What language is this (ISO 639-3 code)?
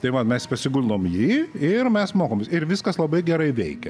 lit